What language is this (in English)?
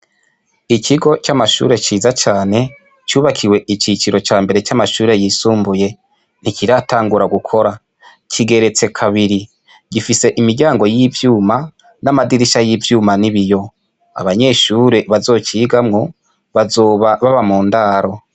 Rundi